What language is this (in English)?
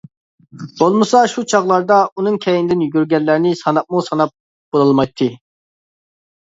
Uyghur